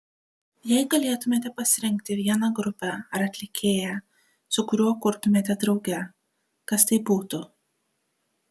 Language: Lithuanian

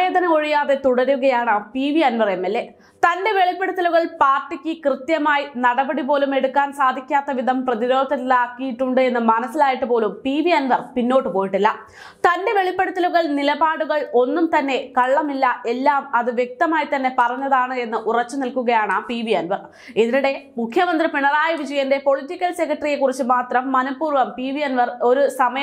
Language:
Malayalam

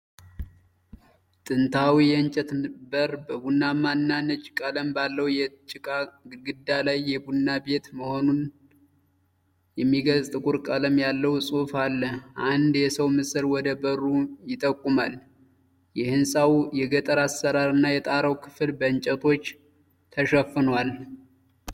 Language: Amharic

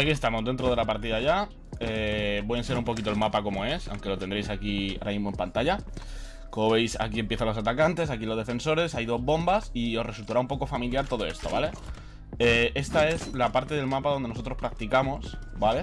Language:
Spanish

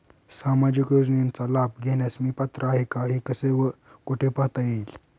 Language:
Marathi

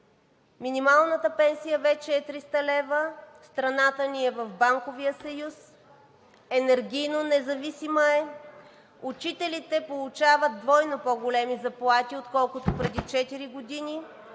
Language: Bulgarian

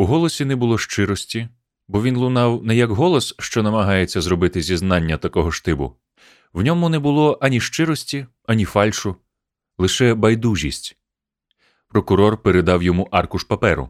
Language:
Ukrainian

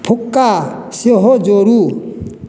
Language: Maithili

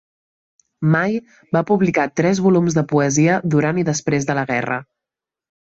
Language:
Catalan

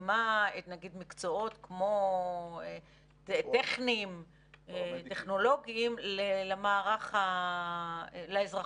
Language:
Hebrew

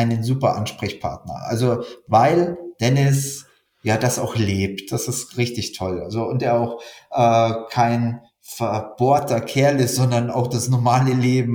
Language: German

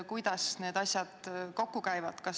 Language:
Estonian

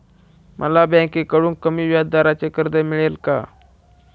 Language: Marathi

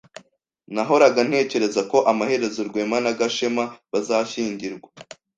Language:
Kinyarwanda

